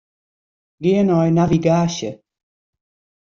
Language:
Western Frisian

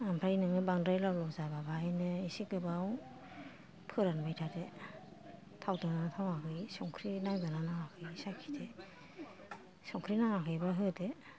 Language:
Bodo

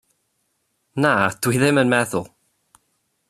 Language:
Welsh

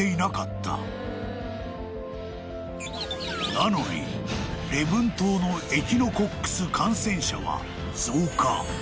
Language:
Japanese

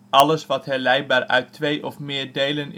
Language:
Dutch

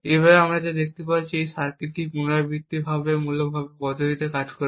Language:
Bangla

